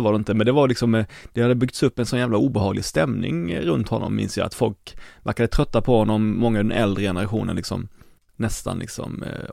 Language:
Swedish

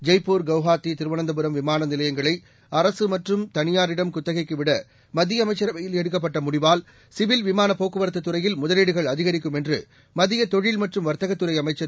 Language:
Tamil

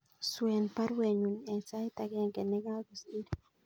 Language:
Kalenjin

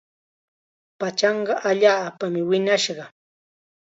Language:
Chiquián Ancash Quechua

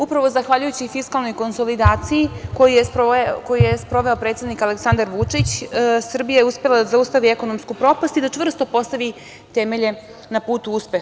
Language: Serbian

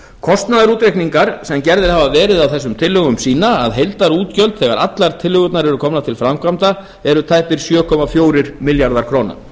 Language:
Icelandic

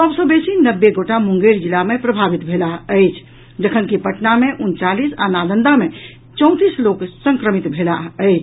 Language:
Maithili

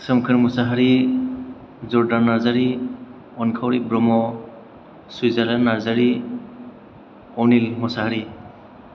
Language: Bodo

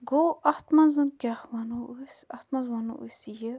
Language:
Kashmiri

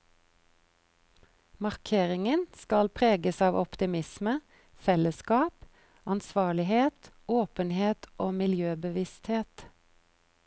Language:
Norwegian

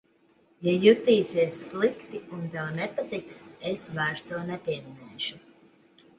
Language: Latvian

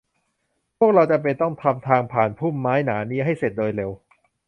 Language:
Thai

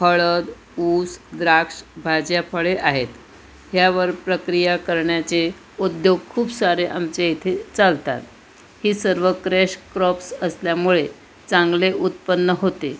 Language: Marathi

